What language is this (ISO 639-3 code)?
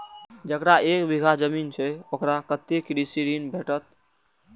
mai